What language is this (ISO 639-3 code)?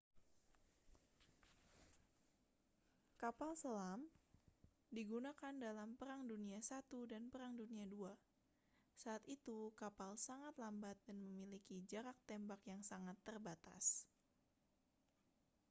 ind